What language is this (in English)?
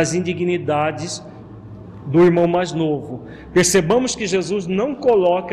Portuguese